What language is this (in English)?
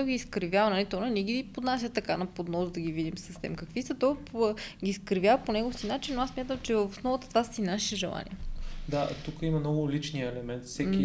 Bulgarian